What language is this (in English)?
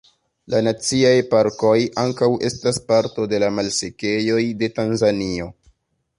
Esperanto